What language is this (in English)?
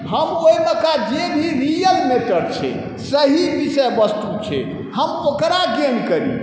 Maithili